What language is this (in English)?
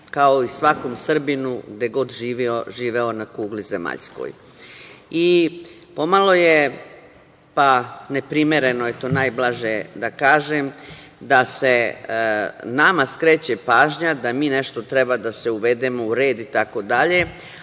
Serbian